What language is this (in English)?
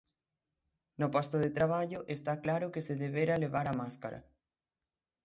Galician